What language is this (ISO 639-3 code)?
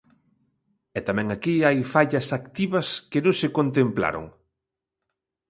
glg